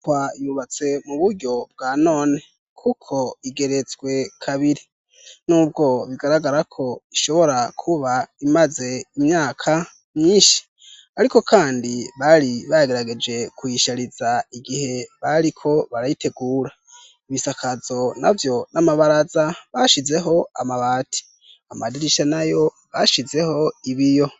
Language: Rundi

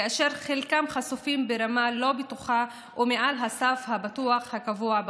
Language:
Hebrew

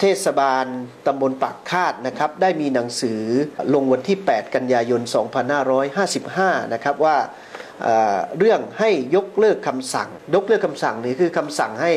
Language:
Thai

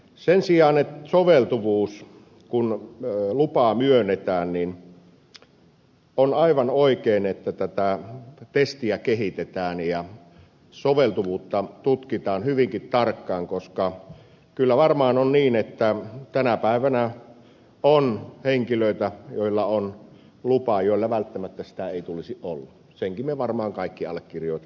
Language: Finnish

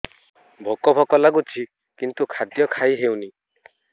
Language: Odia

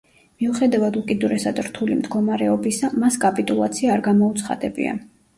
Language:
Georgian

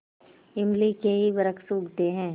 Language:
Hindi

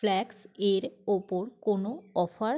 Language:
Bangla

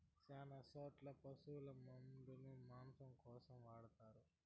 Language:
Telugu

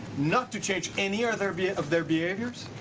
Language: English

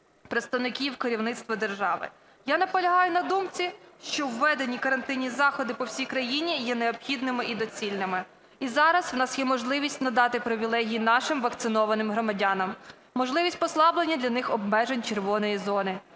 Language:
Ukrainian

